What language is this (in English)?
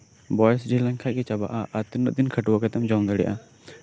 Santali